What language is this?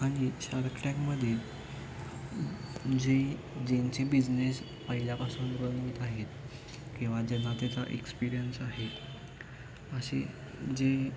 Marathi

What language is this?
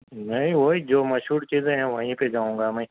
Urdu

